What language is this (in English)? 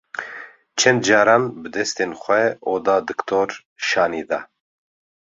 Kurdish